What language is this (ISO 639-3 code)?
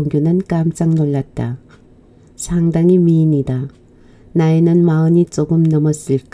kor